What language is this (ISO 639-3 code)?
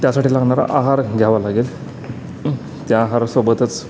mar